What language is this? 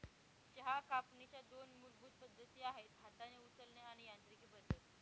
Marathi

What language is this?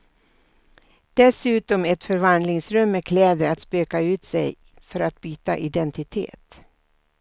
Swedish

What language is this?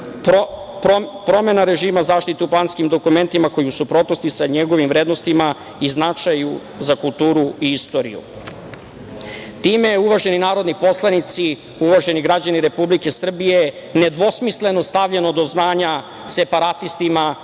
Serbian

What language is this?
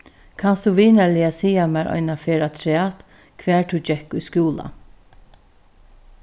Faroese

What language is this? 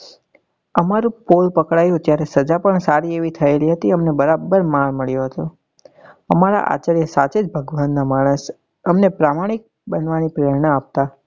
Gujarati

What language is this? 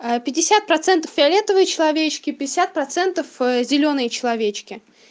Russian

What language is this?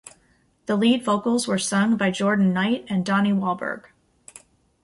English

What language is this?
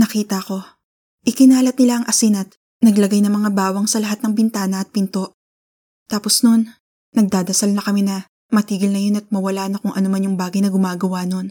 Filipino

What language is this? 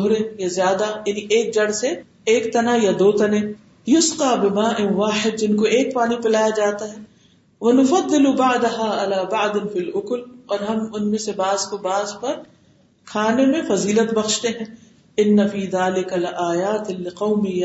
Urdu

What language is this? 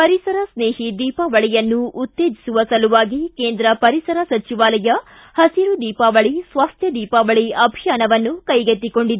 Kannada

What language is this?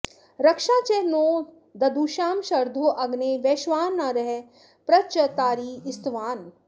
Sanskrit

